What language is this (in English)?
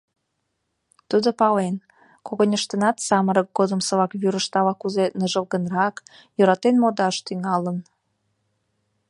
Mari